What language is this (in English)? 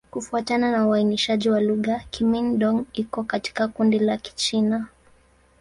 Swahili